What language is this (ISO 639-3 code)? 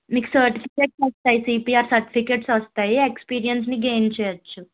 tel